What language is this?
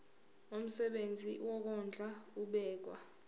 Zulu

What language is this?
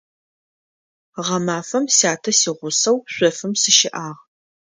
Adyghe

